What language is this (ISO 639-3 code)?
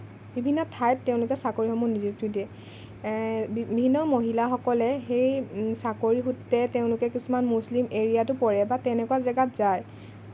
asm